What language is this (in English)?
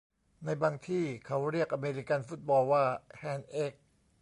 Thai